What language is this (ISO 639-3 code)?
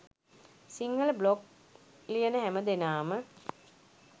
sin